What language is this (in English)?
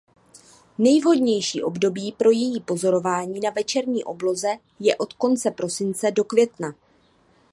Czech